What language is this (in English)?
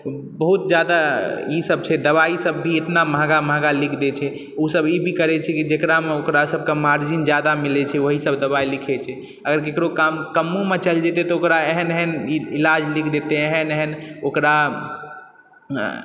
Maithili